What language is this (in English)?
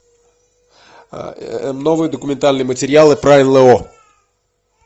Russian